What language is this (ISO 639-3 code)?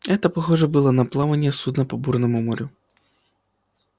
rus